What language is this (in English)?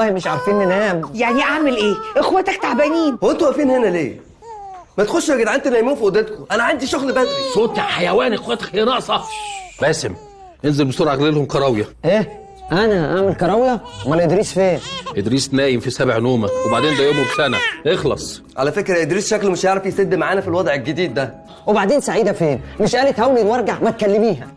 Arabic